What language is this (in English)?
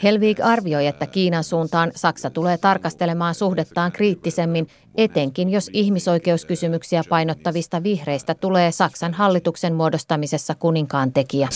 Finnish